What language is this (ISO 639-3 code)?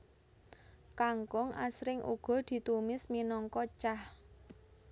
jav